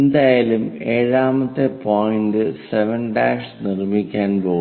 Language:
Malayalam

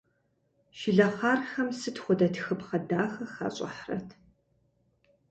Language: Kabardian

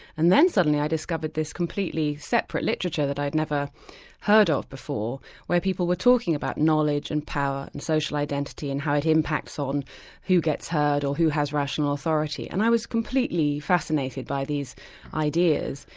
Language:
English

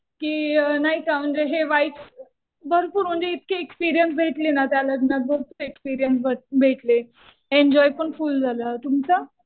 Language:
Marathi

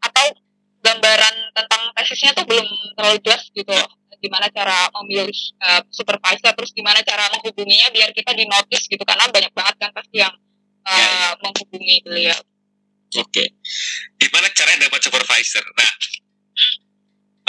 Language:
Indonesian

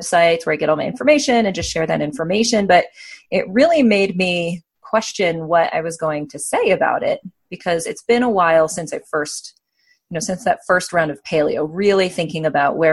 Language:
English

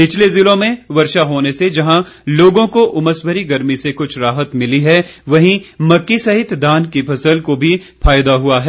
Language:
Hindi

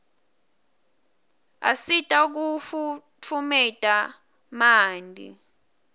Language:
Swati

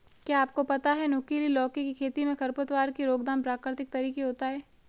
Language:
Hindi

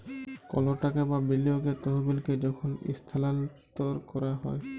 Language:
Bangla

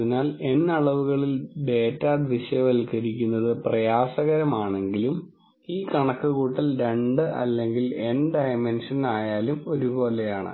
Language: Malayalam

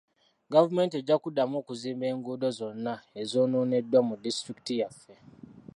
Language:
Ganda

